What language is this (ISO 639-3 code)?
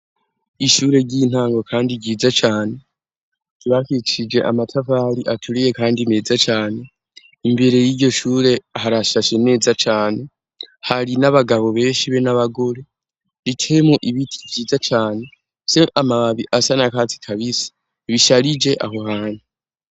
run